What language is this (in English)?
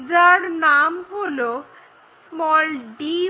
Bangla